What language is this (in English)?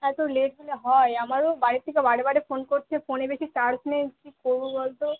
Bangla